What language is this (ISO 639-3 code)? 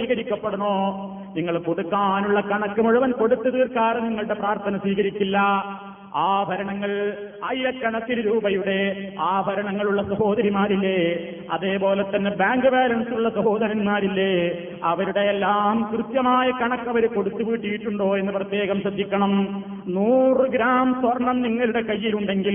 mal